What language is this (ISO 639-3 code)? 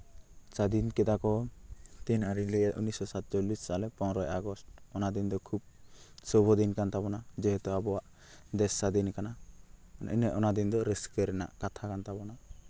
sat